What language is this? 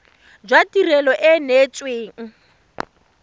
Tswana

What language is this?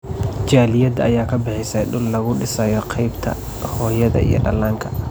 Somali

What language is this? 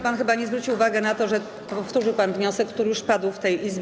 Polish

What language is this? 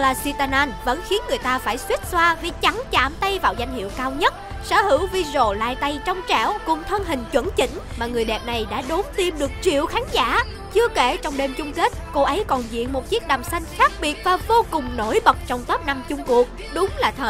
Vietnamese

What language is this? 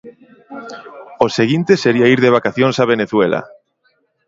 Galician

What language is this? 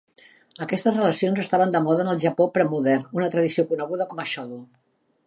Catalan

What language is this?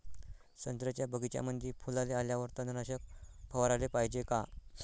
Marathi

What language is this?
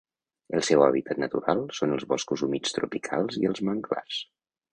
Catalan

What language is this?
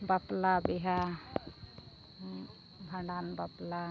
Santali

